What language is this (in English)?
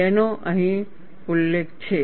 Gujarati